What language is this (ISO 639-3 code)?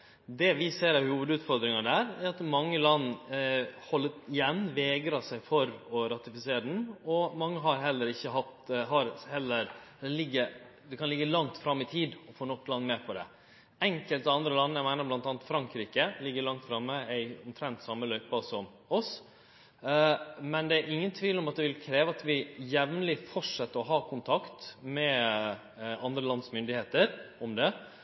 nno